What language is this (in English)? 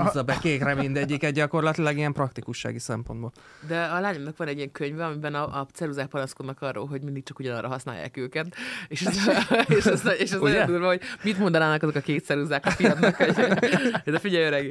Hungarian